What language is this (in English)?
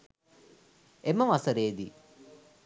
Sinhala